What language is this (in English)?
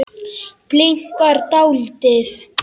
Icelandic